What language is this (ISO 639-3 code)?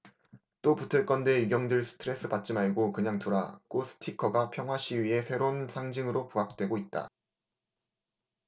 kor